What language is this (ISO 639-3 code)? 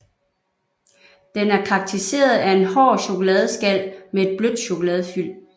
dan